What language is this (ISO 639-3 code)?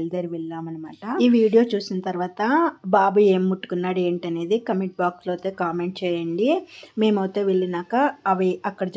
tel